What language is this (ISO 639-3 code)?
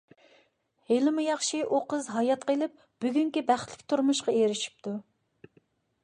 uig